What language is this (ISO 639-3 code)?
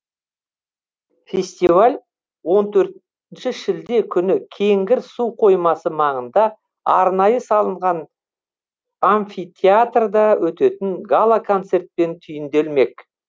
kaz